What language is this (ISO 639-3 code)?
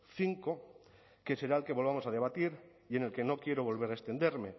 spa